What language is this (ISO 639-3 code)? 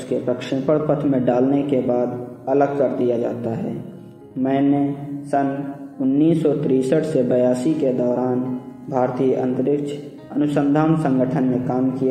hin